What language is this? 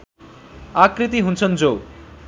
Nepali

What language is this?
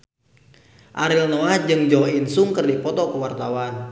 Sundanese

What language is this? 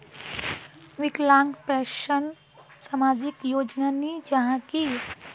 Magahi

